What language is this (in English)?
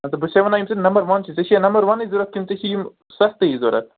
Kashmiri